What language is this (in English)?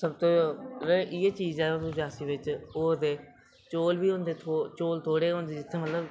Dogri